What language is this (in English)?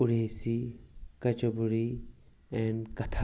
Kashmiri